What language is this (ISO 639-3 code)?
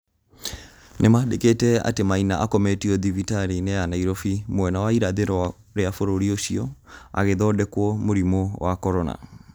kik